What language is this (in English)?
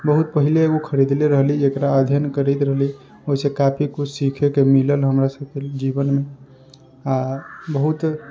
Maithili